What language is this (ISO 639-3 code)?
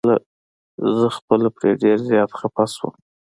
pus